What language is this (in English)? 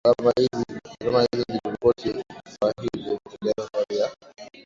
Swahili